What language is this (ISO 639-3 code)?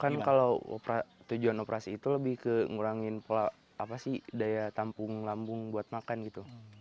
ind